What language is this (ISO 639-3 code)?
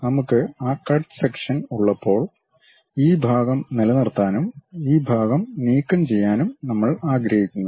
mal